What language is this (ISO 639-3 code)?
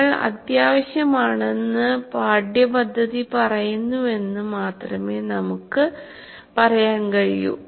mal